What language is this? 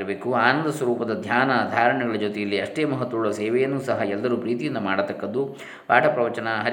Kannada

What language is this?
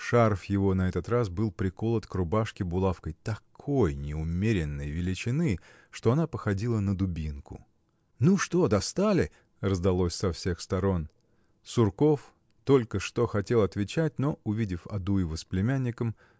Russian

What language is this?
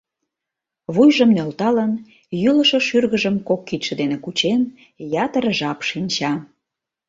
Mari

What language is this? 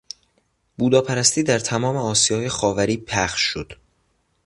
Persian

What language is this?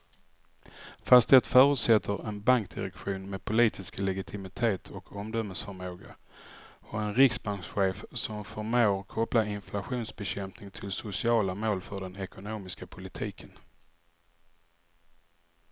Swedish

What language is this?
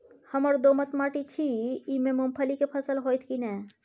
Maithili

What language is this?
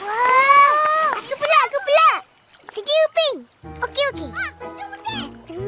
Malay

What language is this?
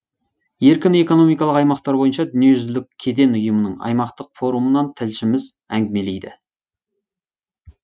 Kazakh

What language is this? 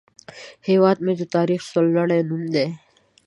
Pashto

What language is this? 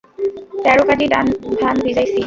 Bangla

